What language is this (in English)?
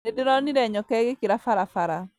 Kikuyu